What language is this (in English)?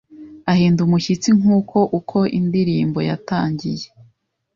Kinyarwanda